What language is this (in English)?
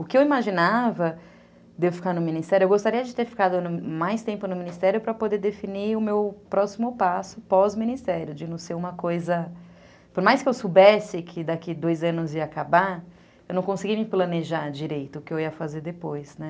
Portuguese